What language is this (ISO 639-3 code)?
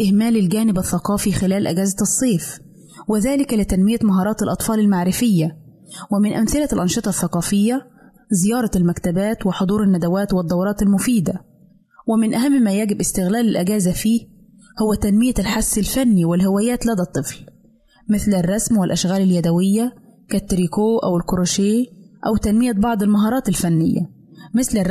ara